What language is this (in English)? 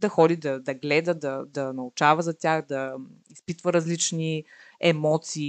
Bulgarian